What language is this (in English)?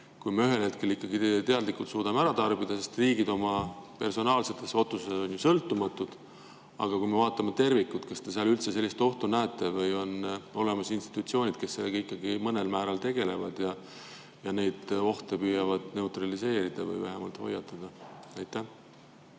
Estonian